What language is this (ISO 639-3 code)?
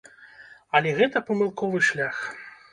bel